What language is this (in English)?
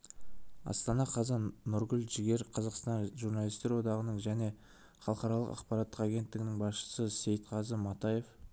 Kazakh